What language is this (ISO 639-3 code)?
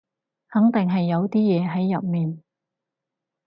yue